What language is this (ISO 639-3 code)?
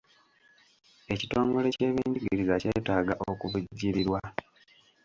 lug